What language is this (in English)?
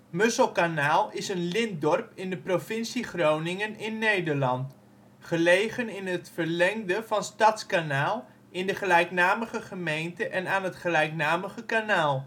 Dutch